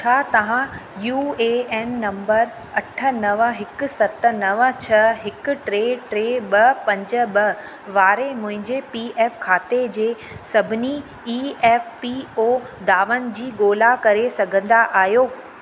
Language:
Sindhi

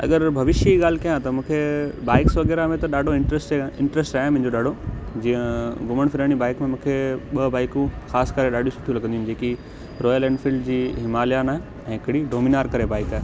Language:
Sindhi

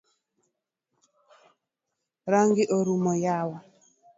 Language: Luo (Kenya and Tanzania)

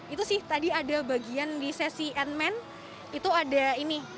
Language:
Indonesian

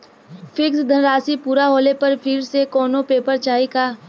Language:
Bhojpuri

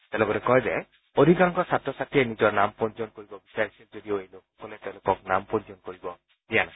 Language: Assamese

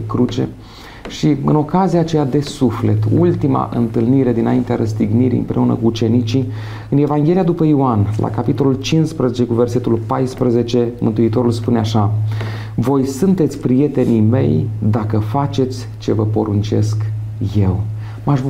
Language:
Romanian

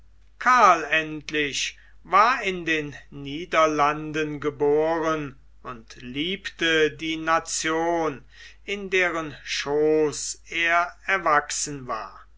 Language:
German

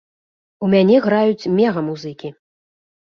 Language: Belarusian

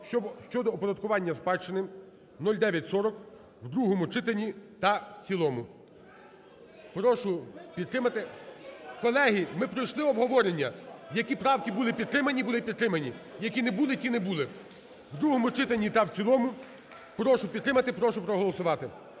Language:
Ukrainian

